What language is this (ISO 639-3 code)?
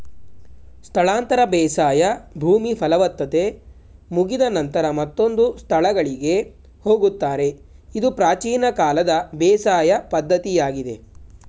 kan